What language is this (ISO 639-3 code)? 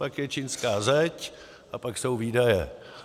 ces